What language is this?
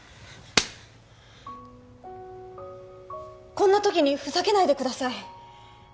Japanese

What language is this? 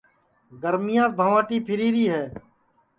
Sansi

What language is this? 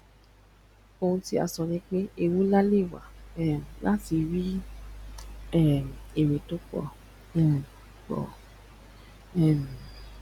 Yoruba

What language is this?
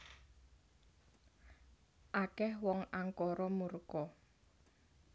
Javanese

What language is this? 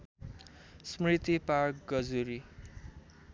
Nepali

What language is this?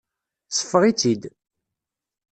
Kabyle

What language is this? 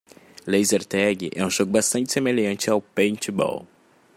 Portuguese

